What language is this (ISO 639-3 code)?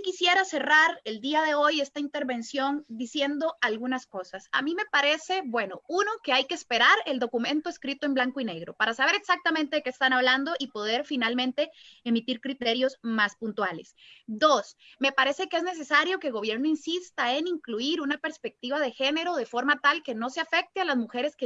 spa